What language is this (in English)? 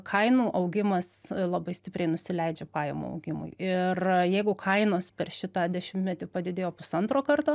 Lithuanian